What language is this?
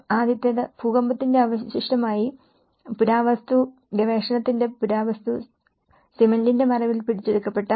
Malayalam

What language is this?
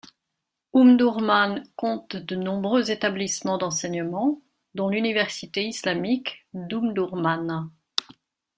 French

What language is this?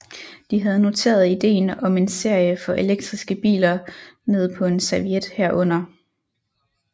Danish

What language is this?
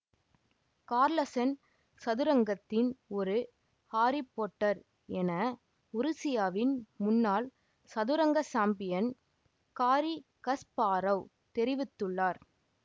Tamil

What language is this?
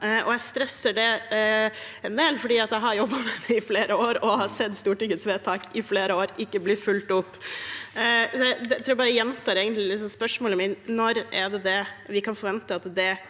Norwegian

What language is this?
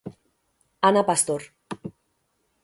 Galician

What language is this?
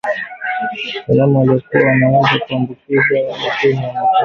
Swahili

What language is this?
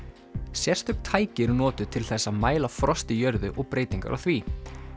Icelandic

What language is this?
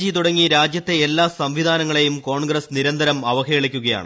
Malayalam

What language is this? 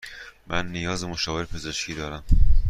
Persian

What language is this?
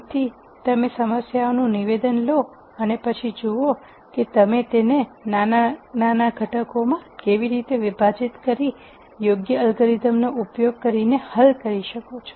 Gujarati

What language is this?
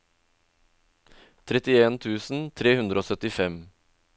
Norwegian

